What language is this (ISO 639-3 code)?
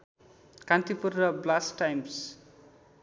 nep